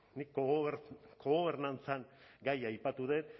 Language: Basque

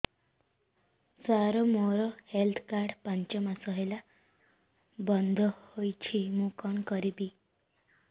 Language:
Odia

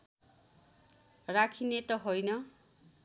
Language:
Nepali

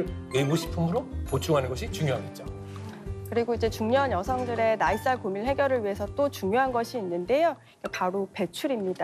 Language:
Korean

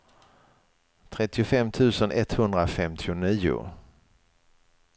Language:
Swedish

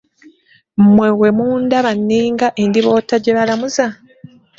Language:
Ganda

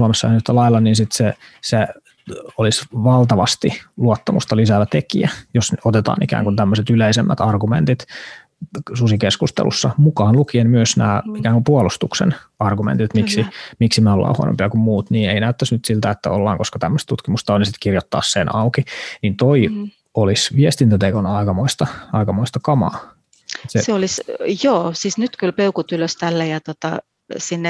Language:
Finnish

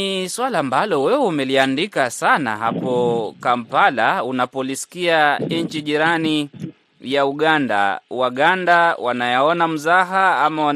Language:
Swahili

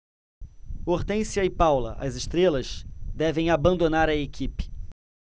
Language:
Portuguese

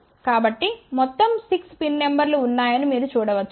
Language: Telugu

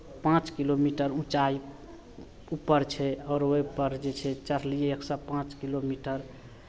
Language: Maithili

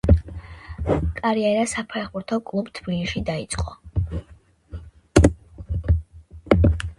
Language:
Georgian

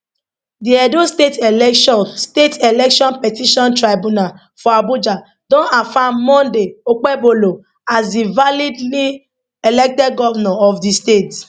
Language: Nigerian Pidgin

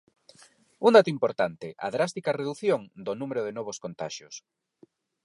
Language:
Galician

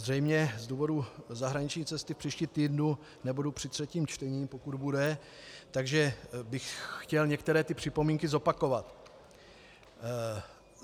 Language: Czech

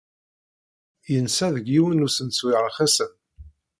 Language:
Kabyle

